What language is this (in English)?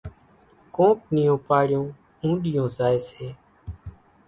Kachi Koli